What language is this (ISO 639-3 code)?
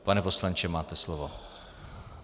ces